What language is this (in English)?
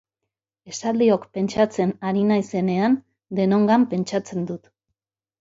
Basque